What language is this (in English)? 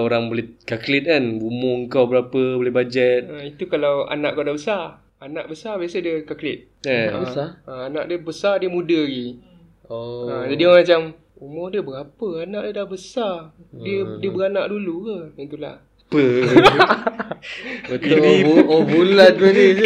Malay